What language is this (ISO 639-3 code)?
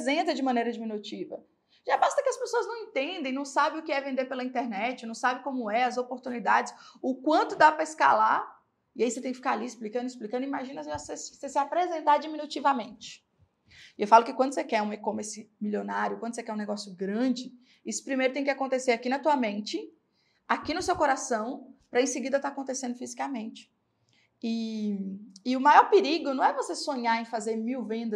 por